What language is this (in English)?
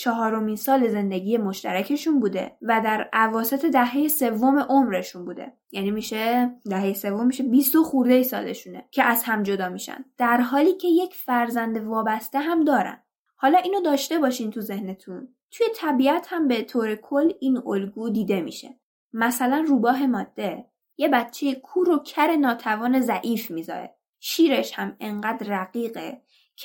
Persian